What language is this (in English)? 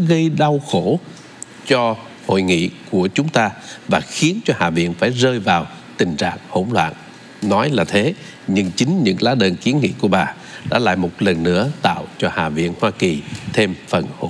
Vietnamese